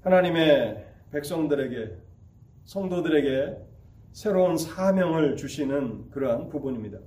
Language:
Korean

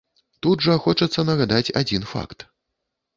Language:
Belarusian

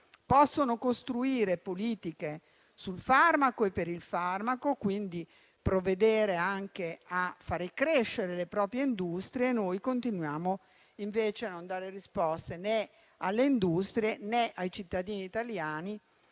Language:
Italian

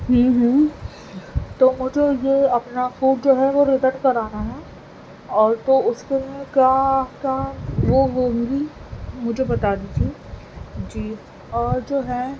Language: Urdu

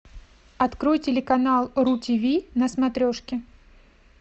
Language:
Russian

